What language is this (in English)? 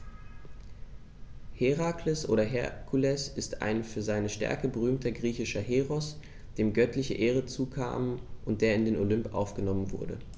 German